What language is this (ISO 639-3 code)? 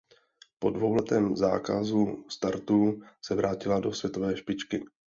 ces